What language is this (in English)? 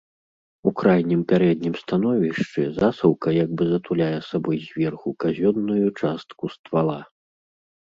Belarusian